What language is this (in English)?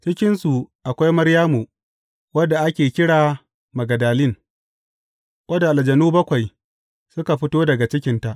Hausa